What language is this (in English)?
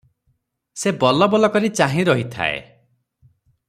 Odia